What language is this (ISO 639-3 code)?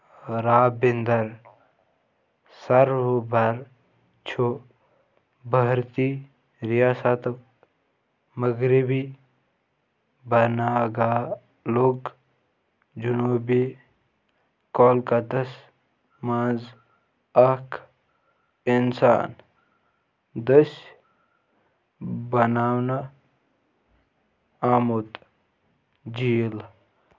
kas